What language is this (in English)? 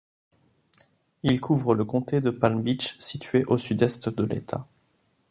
French